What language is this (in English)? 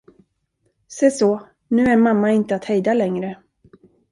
Swedish